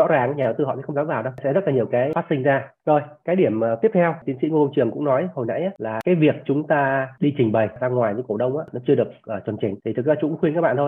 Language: Vietnamese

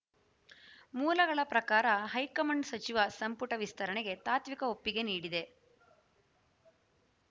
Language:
Kannada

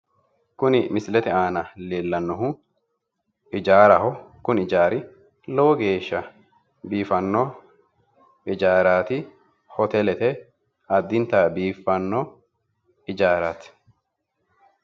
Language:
Sidamo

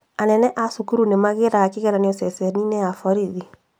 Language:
Kikuyu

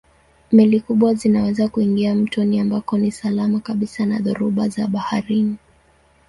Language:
Swahili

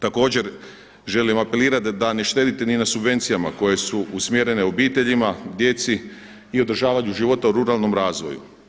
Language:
Croatian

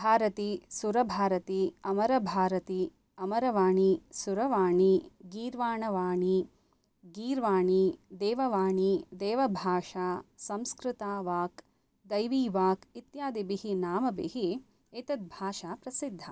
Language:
Sanskrit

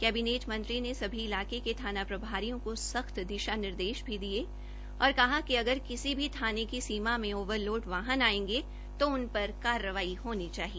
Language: Hindi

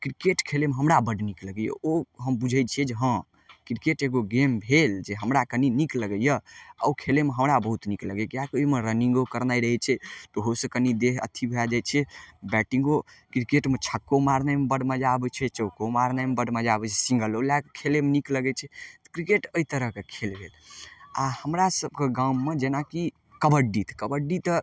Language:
Maithili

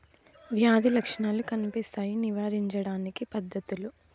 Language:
Telugu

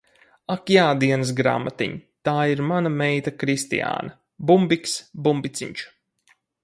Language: Latvian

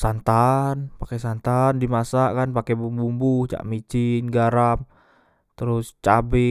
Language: Musi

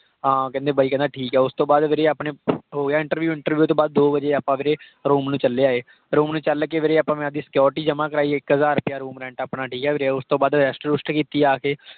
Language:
Punjabi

